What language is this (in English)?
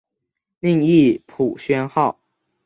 Chinese